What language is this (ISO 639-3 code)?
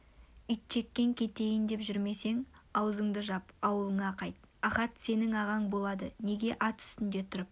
kaz